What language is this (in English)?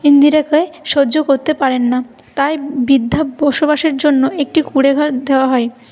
Bangla